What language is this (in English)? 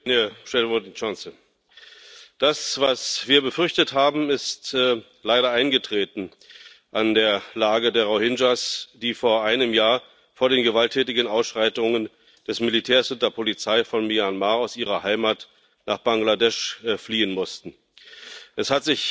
German